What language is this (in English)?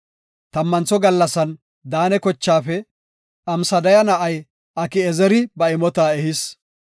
Gofa